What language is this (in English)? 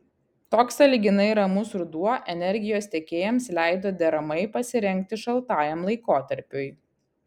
Lithuanian